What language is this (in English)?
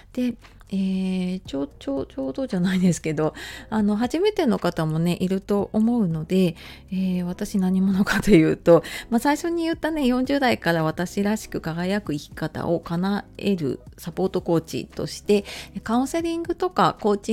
Japanese